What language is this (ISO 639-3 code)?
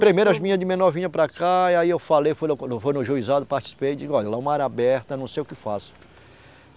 por